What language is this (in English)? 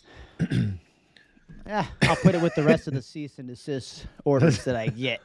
English